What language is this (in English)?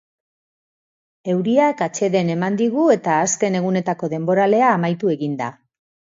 Basque